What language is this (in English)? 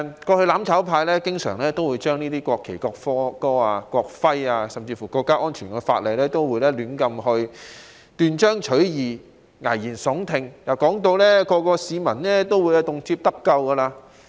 Cantonese